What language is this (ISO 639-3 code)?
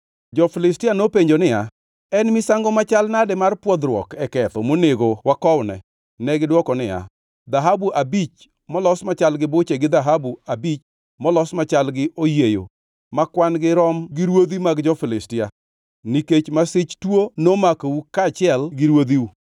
luo